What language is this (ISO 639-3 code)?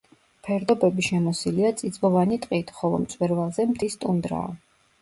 kat